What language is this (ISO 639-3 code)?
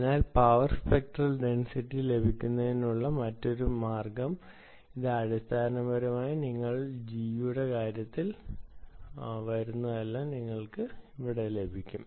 mal